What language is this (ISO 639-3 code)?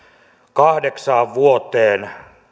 fin